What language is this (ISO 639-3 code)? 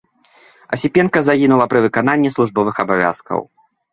bel